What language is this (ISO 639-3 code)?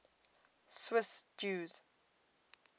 eng